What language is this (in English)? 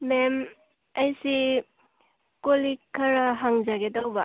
Manipuri